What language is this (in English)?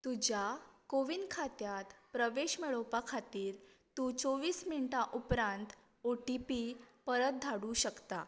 Konkani